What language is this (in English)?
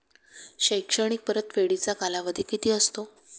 Marathi